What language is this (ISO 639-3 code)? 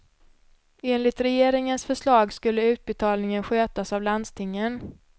swe